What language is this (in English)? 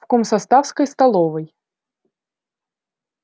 Russian